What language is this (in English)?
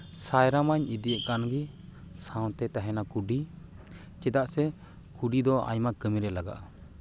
Santali